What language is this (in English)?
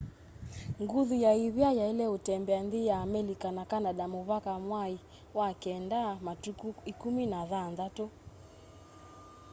Kamba